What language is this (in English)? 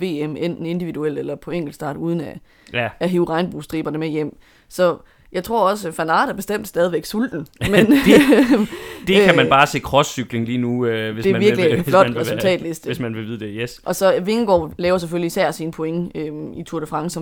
Danish